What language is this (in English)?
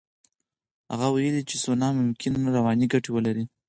Pashto